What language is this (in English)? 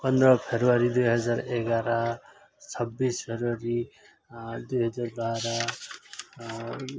Nepali